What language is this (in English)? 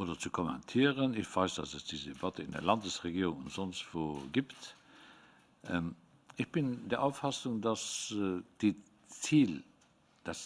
German